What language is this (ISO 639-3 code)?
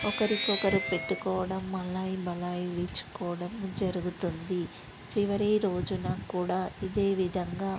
tel